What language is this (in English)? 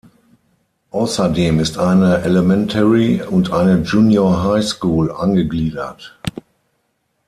German